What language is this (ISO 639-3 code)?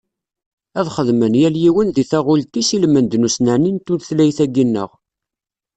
kab